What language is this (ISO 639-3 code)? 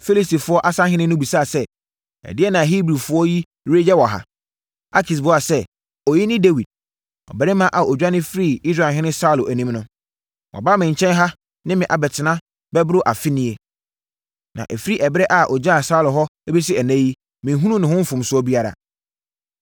aka